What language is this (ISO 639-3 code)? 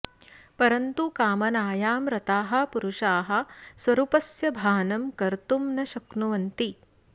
san